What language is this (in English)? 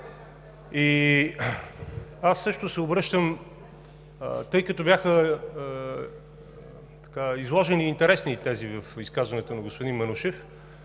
Bulgarian